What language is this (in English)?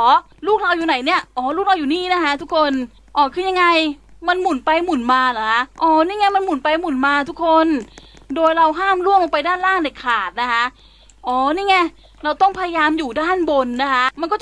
Thai